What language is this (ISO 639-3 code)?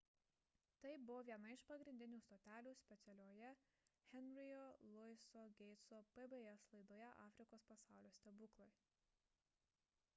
lit